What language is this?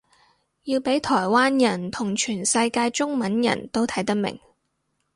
Cantonese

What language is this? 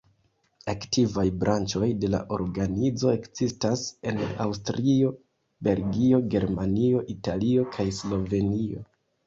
Esperanto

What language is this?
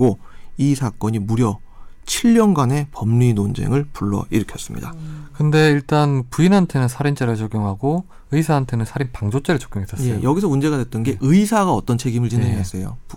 Korean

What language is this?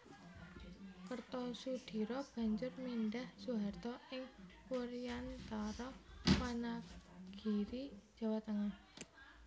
Javanese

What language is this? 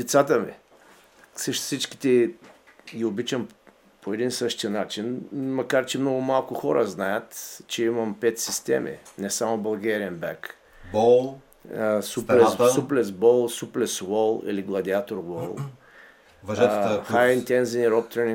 Bulgarian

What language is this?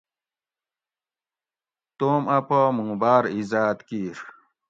Gawri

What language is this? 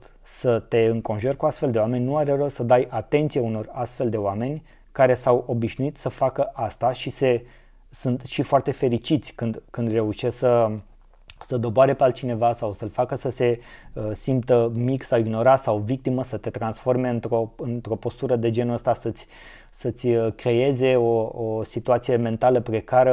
Romanian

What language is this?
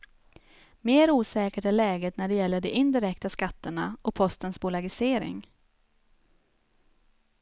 Swedish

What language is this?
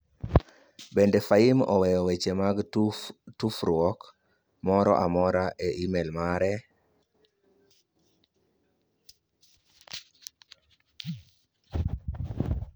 Luo (Kenya and Tanzania)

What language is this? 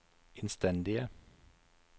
Norwegian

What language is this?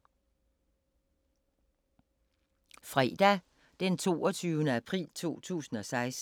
Danish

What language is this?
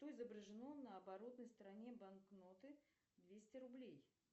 Russian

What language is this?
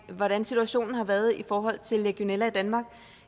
Danish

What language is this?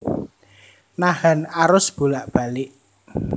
Javanese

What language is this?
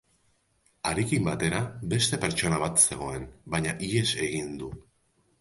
Basque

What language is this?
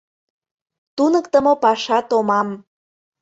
Mari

